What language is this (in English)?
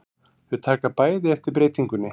Icelandic